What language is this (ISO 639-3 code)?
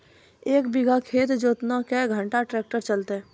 mai